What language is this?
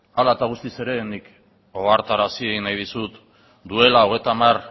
Basque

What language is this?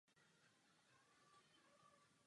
Czech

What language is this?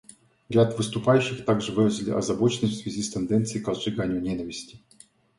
Russian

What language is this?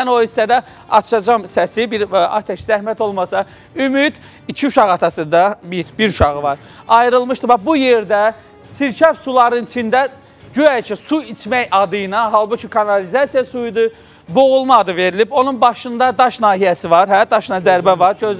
Turkish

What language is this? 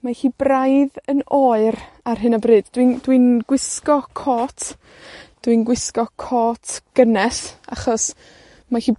Welsh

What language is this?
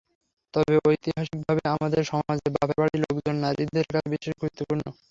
Bangla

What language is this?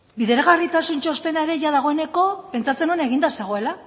Basque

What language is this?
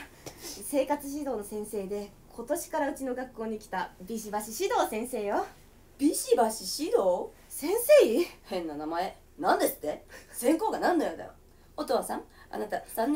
Japanese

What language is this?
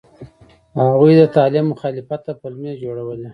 Pashto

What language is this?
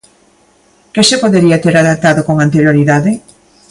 Galician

